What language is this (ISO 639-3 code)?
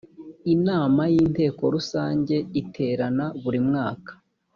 kin